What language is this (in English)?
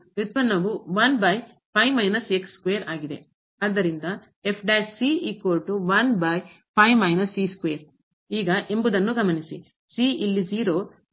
Kannada